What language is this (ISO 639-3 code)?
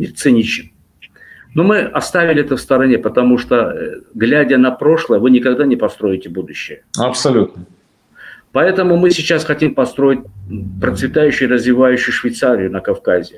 rus